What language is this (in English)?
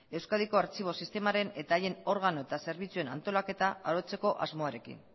Basque